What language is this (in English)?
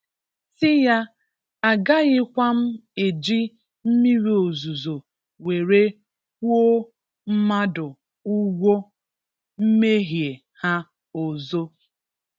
Igbo